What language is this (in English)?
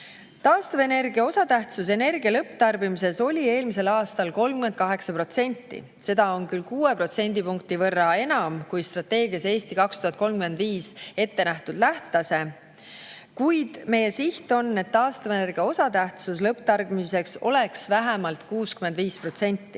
Estonian